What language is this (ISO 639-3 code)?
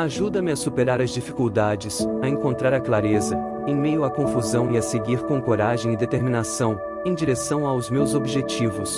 por